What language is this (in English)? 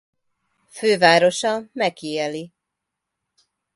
Hungarian